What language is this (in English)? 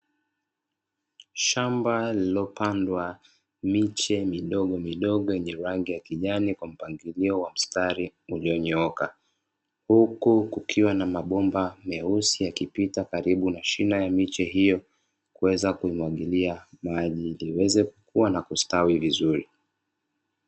Swahili